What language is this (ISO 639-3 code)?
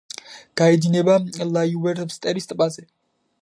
kat